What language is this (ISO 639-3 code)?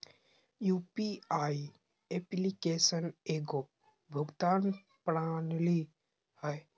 mag